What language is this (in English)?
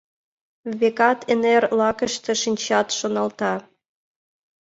Mari